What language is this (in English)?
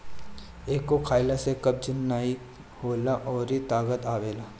Bhojpuri